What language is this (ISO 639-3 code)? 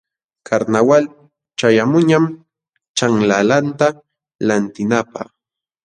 qxw